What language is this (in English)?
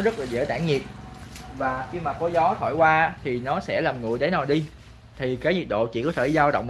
Vietnamese